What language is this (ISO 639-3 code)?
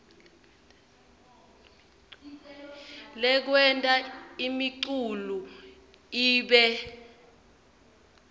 ssw